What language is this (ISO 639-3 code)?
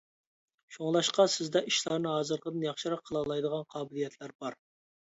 uig